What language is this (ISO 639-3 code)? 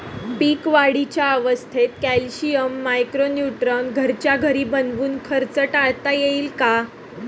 mar